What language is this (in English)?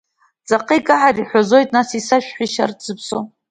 Abkhazian